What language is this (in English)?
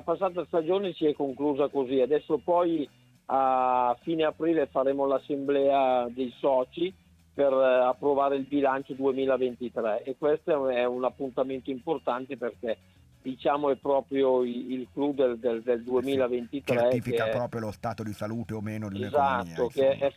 Italian